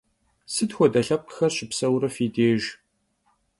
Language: Kabardian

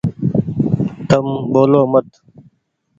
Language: Goaria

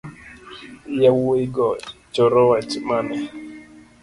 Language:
Luo (Kenya and Tanzania)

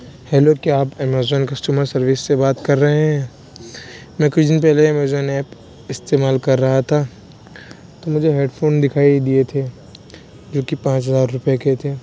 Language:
Urdu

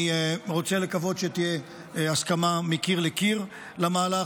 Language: Hebrew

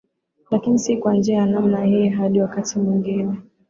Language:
Swahili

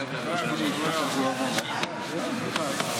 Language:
Hebrew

